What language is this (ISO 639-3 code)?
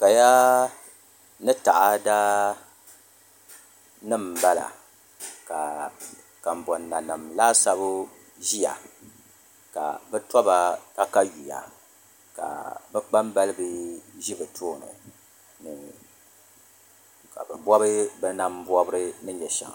dag